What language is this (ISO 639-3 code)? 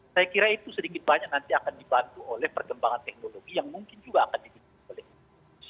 ind